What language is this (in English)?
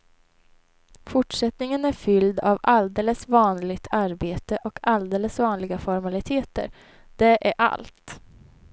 Swedish